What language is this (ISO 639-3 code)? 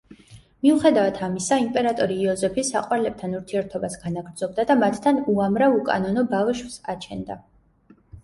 kat